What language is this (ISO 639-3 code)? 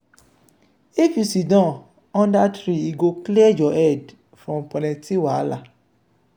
pcm